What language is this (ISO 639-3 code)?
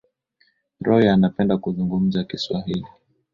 swa